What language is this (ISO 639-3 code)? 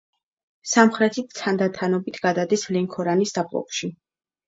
kat